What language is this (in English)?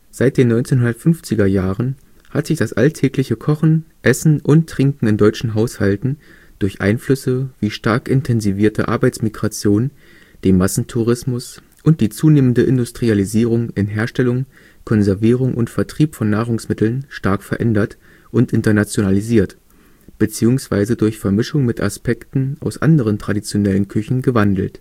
German